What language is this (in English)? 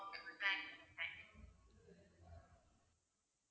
Tamil